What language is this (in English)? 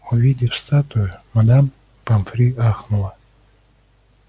Russian